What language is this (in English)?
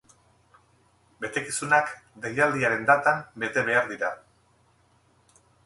Basque